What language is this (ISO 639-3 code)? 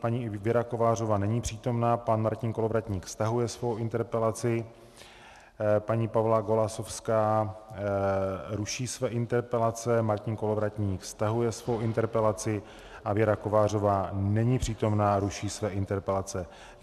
ces